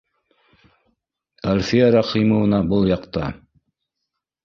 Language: Bashkir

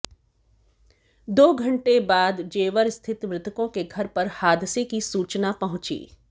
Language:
Hindi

